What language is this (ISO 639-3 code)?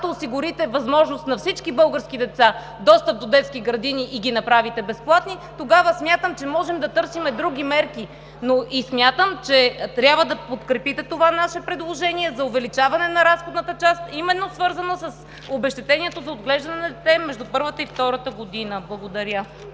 bul